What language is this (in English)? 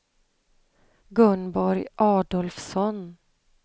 Swedish